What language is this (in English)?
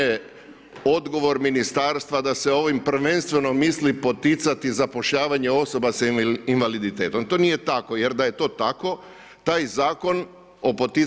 Croatian